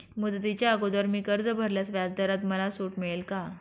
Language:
Marathi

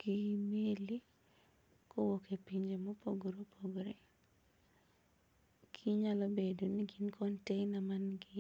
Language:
Luo (Kenya and Tanzania)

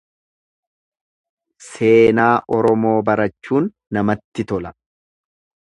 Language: Oromo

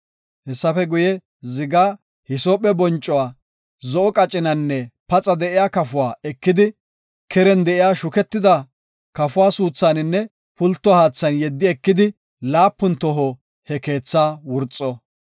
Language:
Gofa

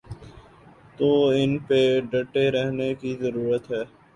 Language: Urdu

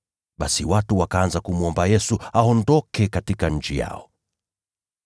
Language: Swahili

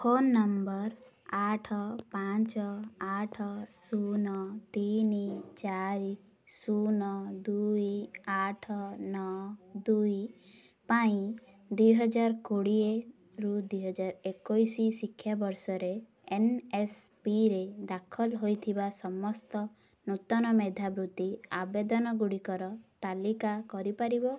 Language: Odia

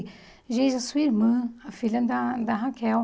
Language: Portuguese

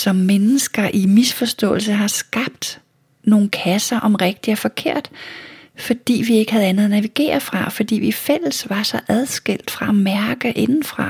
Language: Danish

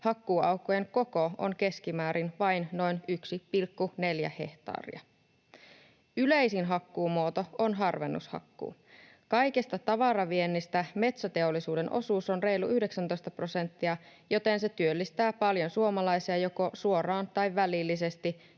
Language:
Finnish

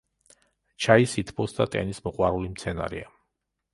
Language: Georgian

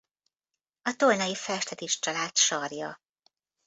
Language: Hungarian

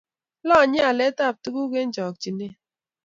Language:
Kalenjin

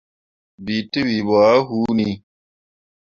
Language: Mundang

